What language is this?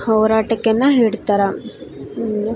Kannada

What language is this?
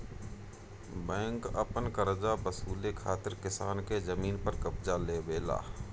Bhojpuri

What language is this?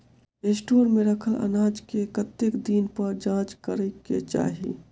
Maithili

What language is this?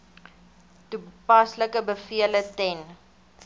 Afrikaans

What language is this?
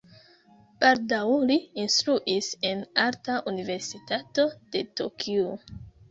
Esperanto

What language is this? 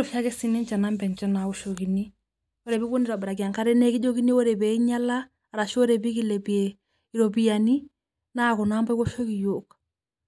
Masai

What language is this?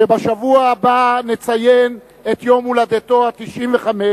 Hebrew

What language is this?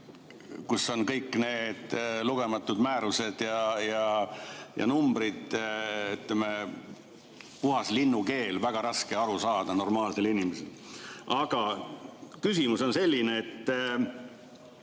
Estonian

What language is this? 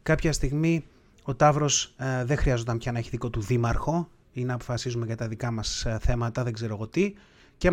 Greek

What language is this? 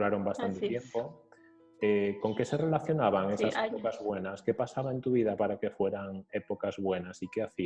Spanish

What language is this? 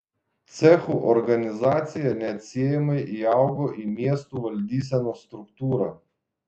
Lithuanian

